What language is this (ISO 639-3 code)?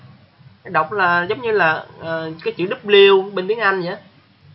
vie